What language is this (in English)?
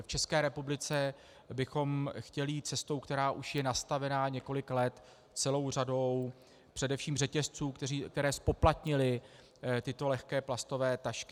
Czech